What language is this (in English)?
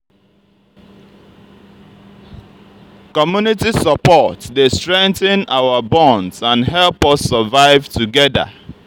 Nigerian Pidgin